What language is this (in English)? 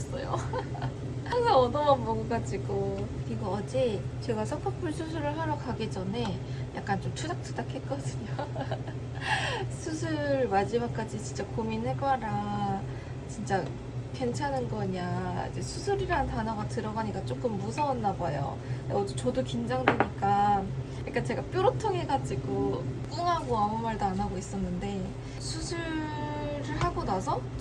Korean